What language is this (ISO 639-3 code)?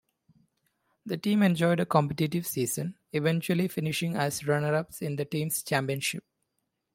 eng